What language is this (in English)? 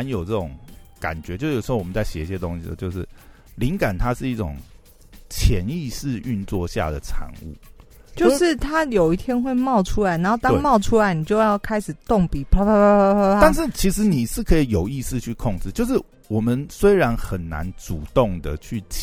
Chinese